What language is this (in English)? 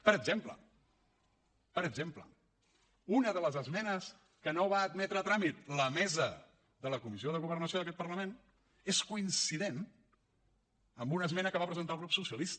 Catalan